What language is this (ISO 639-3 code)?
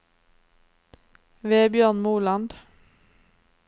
nor